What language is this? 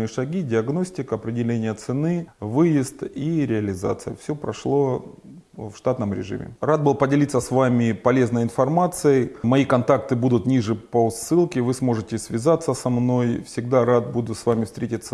Russian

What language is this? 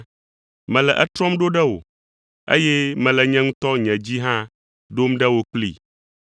Ewe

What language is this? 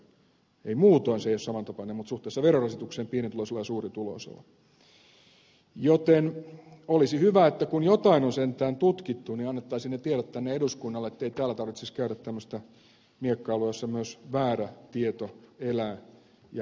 Finnish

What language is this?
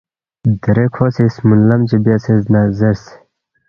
Balti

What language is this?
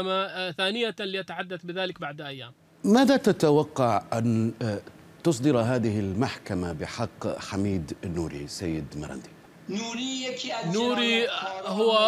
Arabic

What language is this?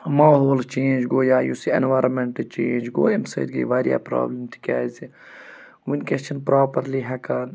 Kashmiri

